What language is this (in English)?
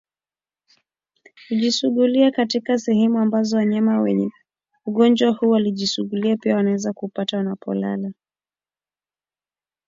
Swahili